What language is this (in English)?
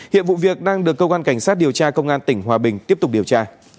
Vietnamese